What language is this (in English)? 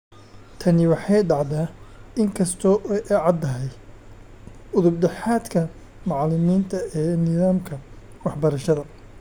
Somali